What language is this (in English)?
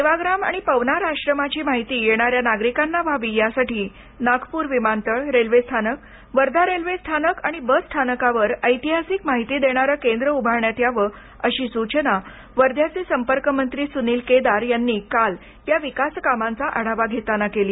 Marathi